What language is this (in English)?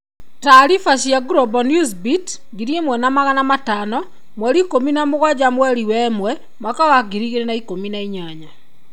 Kikuyu